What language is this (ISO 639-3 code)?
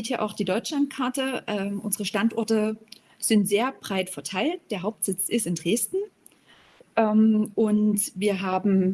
deu